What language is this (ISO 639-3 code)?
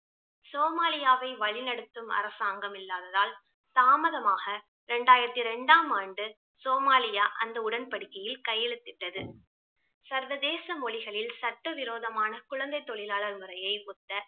tam